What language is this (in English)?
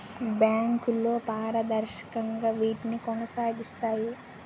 Telugu